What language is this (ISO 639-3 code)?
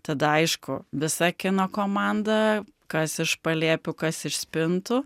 lit